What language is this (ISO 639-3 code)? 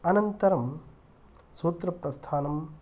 san